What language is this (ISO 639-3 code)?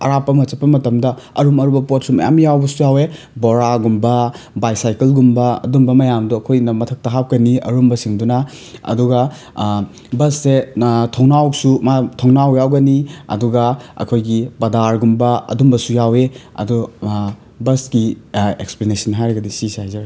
mni